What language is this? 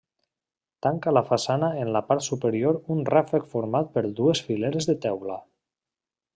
Catalan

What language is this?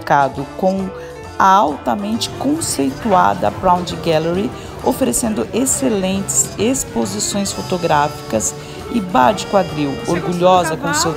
Portuguese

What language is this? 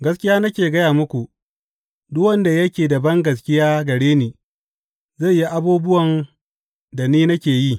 Hausa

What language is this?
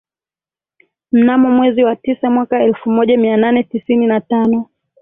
Swahili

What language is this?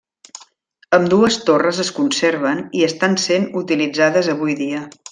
Catalan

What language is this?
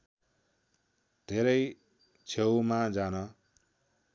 Nepali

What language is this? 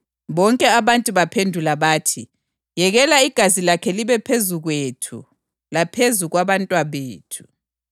North Ndebele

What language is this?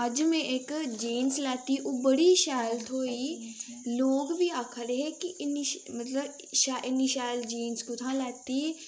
Dogri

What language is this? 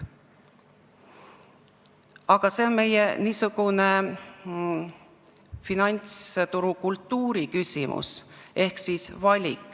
Estonian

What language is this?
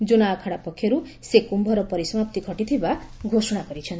Odia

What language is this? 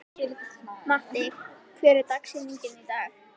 Icelandic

